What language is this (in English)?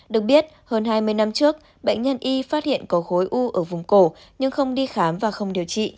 Vietnamese